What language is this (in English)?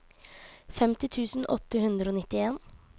Norwegian